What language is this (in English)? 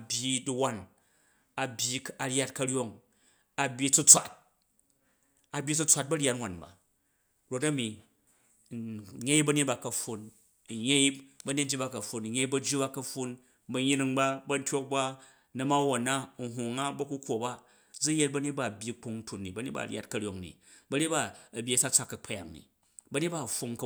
Jju